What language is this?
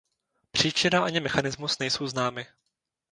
Czech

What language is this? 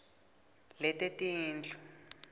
Swati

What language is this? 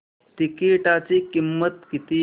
Marathi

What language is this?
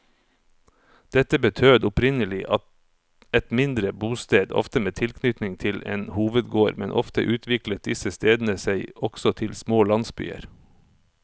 Norwegian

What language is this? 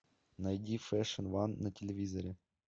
Russian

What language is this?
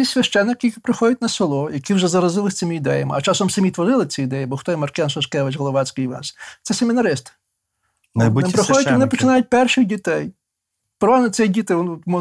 Ukrainian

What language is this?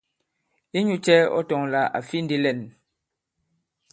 Bankon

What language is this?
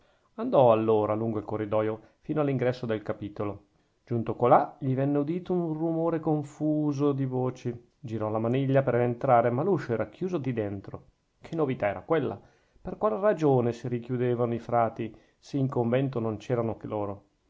Italian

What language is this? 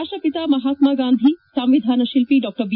Kannada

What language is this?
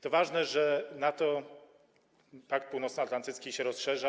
Polish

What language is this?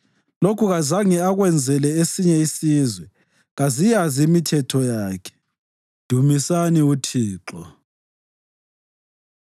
North Ndebele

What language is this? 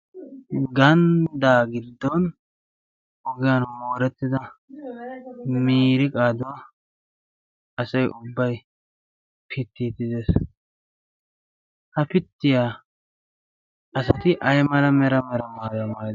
Wolaytta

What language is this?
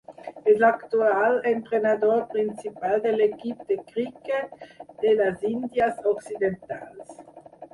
Catalan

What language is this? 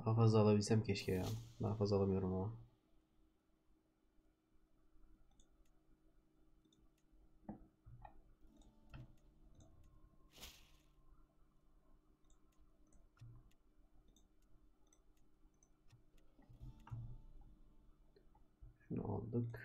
Turkish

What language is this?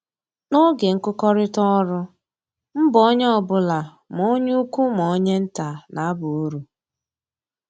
Igbo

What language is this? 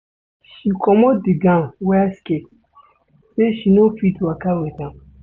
Nigerian Pidgin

